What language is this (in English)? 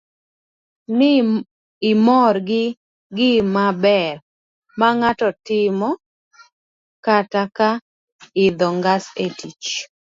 Luo (Kenya and Tanzania)